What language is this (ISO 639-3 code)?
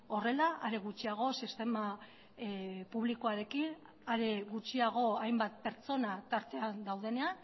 eus